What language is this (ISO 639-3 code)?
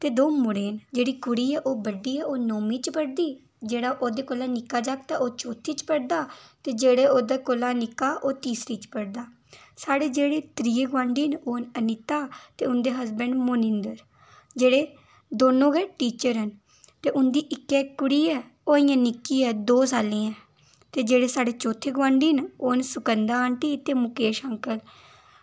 doi